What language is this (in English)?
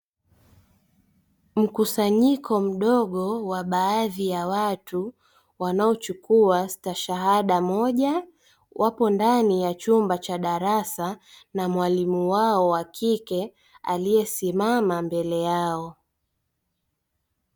Swahili